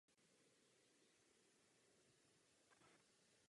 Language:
Czech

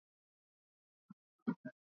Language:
Swahili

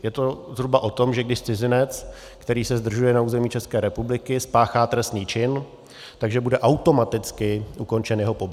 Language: Czech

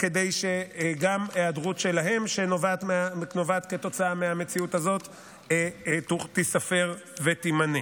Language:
Hebrew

